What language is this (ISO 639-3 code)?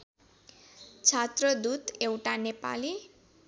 nep